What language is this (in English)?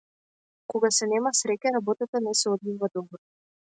Macedonian